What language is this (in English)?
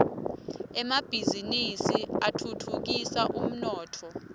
Swati